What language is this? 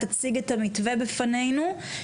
Hebrew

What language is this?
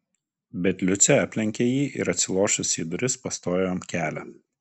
Lithuanian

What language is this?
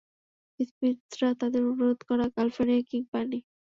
Bangla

